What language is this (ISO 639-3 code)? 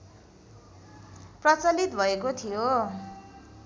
nep